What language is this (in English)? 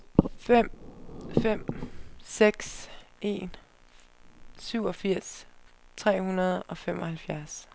Danish